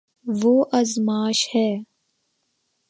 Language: Urdu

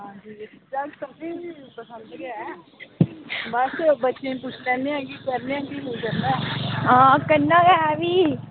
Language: Dogri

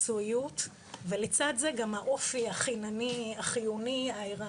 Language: Hebrew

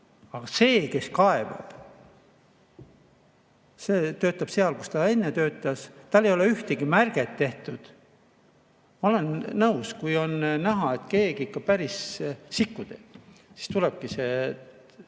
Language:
Estonian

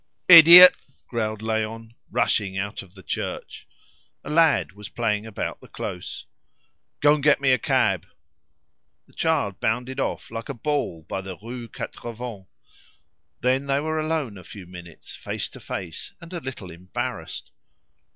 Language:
English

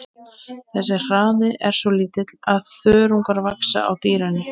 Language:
Icelandic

